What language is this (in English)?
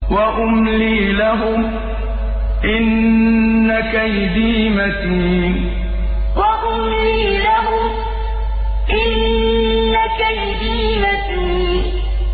Arabic